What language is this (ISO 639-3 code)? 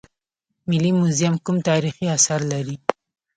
pus